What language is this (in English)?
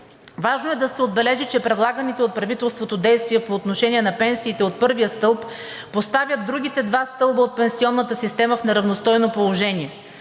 Bulgarian